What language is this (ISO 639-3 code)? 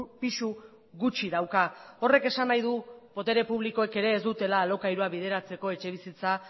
eus